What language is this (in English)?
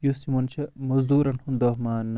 Kashmiri